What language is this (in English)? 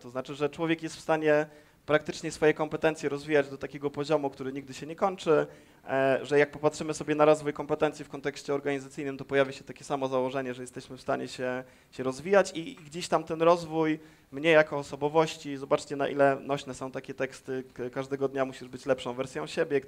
Polish